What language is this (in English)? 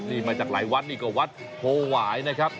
Thai